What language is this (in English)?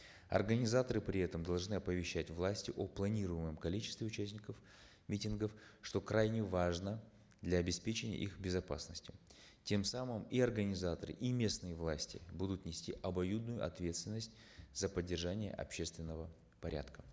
Kazakh